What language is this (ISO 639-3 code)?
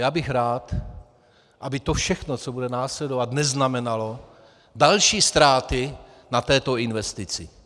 ces